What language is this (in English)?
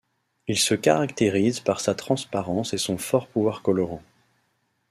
French